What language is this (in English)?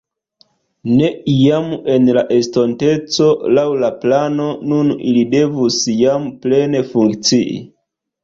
Esperanto